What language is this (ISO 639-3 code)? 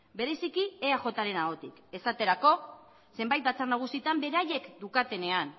eus